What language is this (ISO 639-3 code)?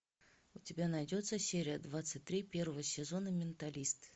rus